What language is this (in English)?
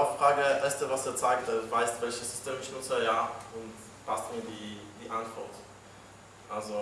German